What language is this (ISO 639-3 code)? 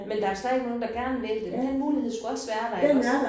dan